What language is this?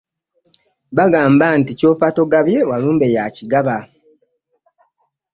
Ganda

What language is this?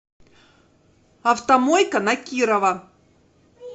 Russian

